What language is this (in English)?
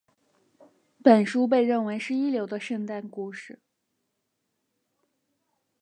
Chinese